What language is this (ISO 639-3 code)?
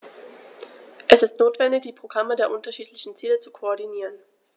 deu